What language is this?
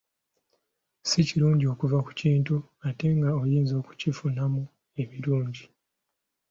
Ganda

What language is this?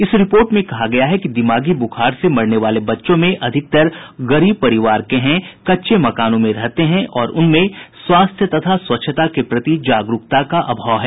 Hindi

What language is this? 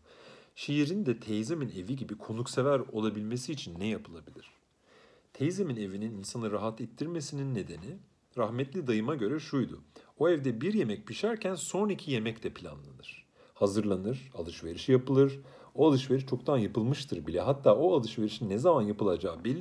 Turkish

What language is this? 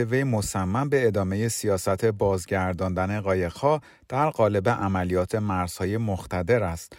Persian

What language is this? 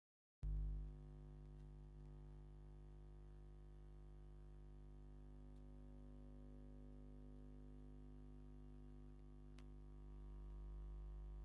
Tigrinya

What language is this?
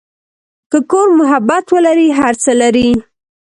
Pashto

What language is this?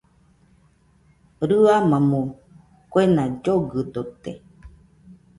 Nüpode Huitoto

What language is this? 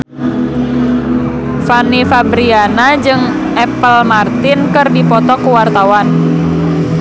Sundanese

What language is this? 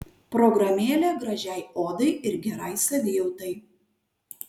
Lithuanian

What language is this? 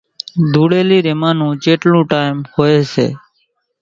Kachi Koli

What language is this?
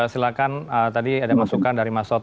Indonesian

